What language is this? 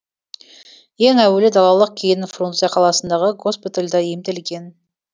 Kazakh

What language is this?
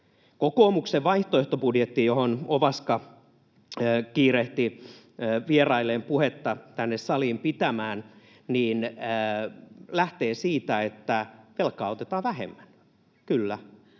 Finnish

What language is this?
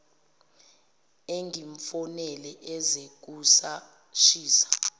Zulu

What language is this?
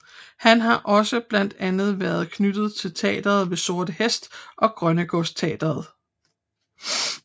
Danish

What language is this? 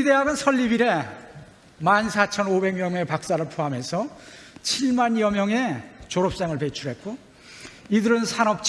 Korean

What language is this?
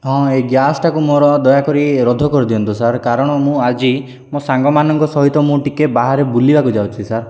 Odia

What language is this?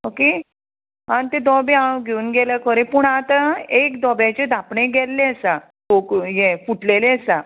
Konkani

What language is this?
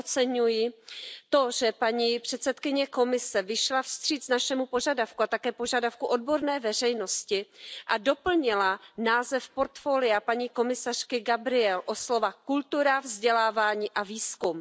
Czech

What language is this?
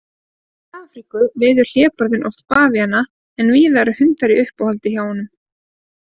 Icelandic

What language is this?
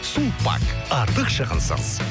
Kazakh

